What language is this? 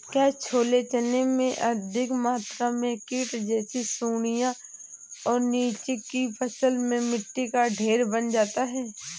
Hindi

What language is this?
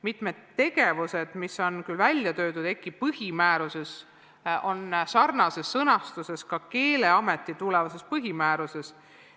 Estonian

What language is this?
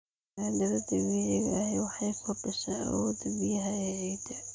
Somali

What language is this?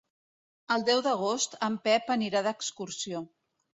Catalan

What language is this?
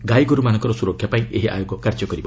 Odia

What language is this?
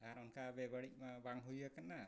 Santali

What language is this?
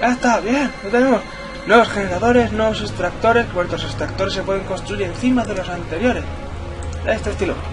Spanish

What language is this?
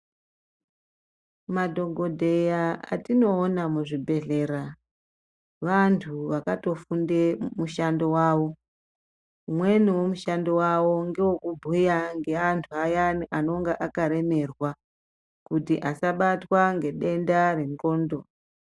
Ndau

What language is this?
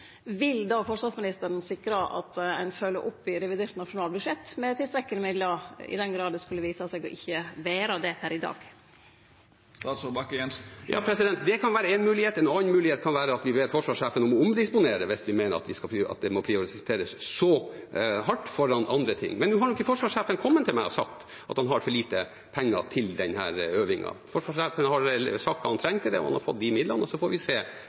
Norwegian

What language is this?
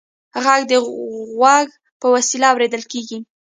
Pashto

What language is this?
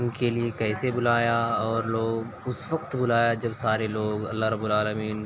Urdu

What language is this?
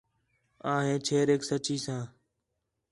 Khetrani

